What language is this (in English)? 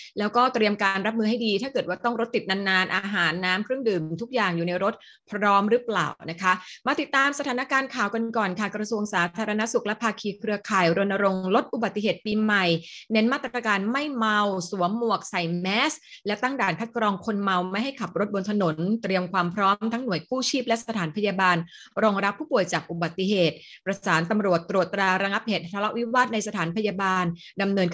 Thai